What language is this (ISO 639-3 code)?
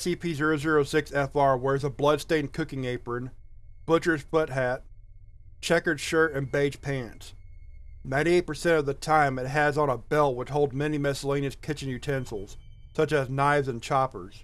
eng